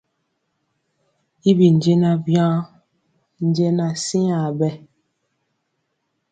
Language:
Mpiemo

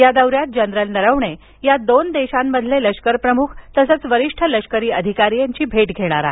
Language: Marathi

